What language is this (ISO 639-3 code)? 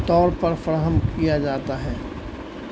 urd